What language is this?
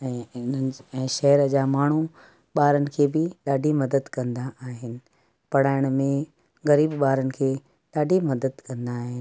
Sindhi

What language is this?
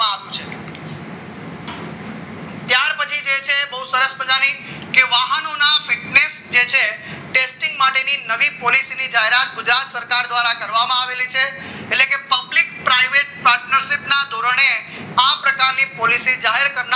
Gujarati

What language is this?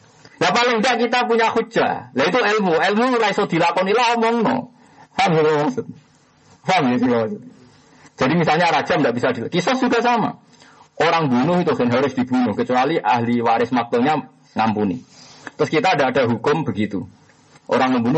Indonesian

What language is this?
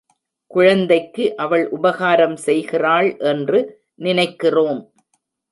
Tamil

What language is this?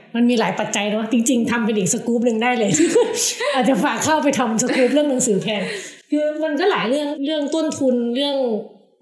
Thai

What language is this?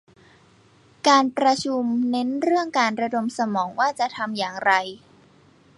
Thai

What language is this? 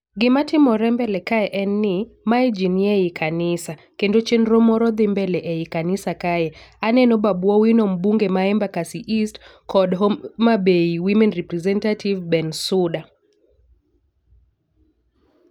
Luo (Kenya and Tanzania)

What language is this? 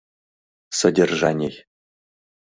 Mari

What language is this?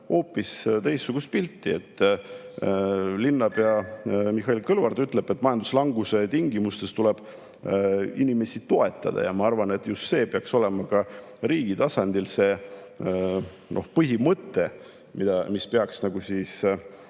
Estonian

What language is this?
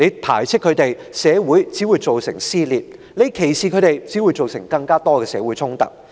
Cantonese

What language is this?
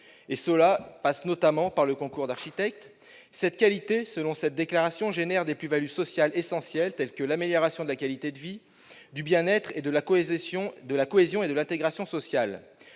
French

